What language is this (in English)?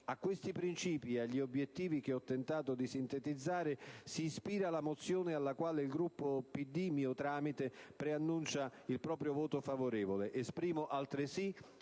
Italian